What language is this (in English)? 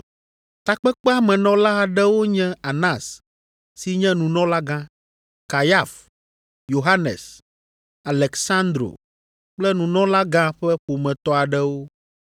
Ewe